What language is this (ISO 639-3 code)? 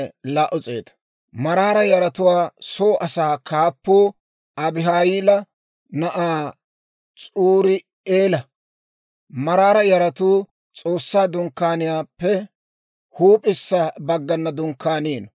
dwr